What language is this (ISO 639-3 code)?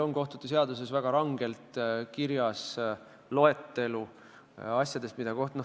est